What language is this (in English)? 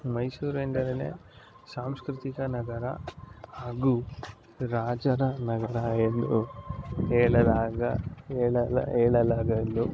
Kannada